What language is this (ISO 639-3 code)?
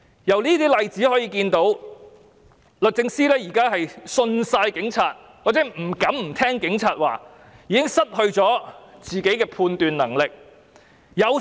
yue